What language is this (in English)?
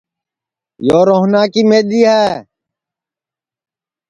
Sansi